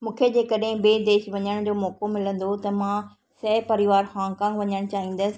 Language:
Sindhi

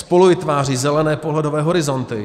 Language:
Czech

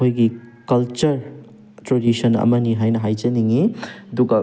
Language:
Manipuri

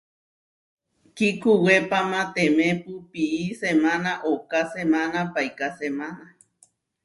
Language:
Huarijio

